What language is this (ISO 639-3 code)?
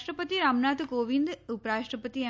guj